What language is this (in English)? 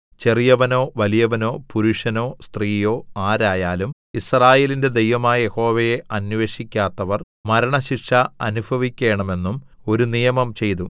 Malayalam